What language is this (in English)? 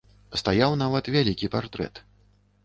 Belarusian